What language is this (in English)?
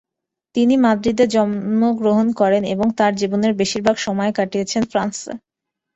Bangla